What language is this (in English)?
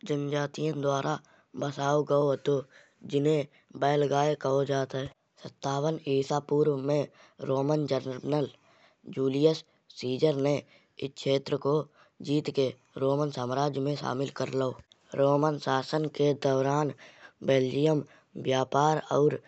Kanauji